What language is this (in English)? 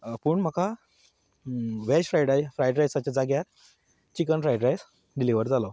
Konkani